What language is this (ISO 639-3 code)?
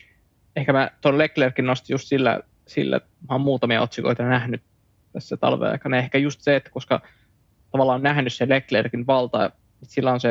fin